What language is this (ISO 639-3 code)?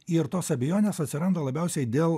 lit